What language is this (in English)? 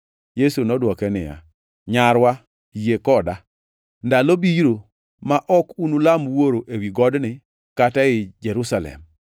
Luo (Kenya and Tanzania)